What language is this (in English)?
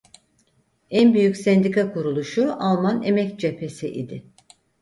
Turkish